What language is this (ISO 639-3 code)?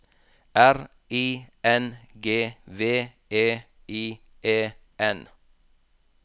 nor